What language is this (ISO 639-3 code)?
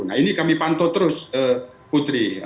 ind